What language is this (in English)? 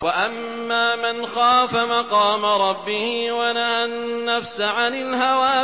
Arabic